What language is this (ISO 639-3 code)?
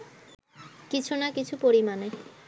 ben